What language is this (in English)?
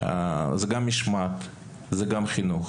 Hebrew